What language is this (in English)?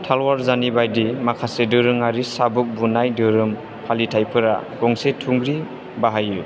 Bodo